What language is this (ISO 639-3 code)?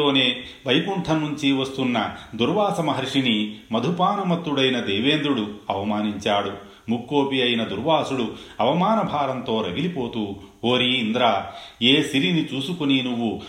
tel